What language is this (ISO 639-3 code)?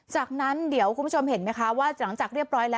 tha